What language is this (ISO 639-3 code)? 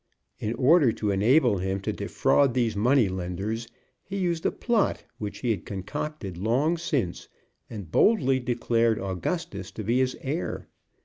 eng